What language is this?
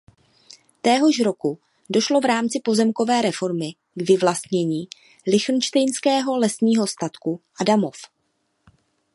Czech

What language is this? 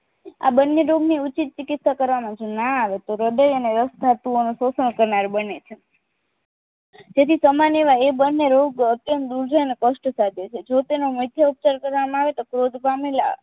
Gujarati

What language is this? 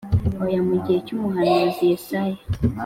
Kinyarwanda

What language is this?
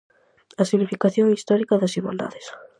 Galician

